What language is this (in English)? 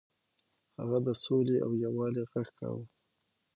Pashto